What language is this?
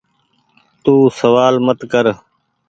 Goaria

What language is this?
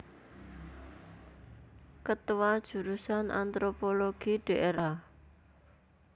Javanese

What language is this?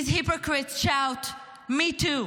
Hebrew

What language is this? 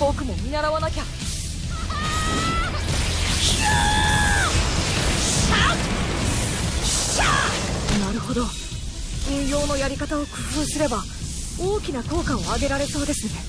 Japanese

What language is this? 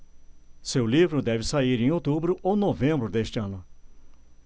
Portuguese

